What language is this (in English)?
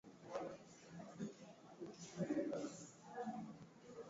Swahili